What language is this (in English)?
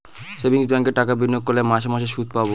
Bangla